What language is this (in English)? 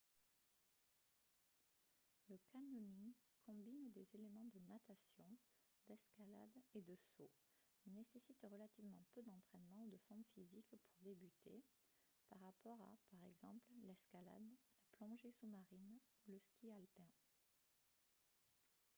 French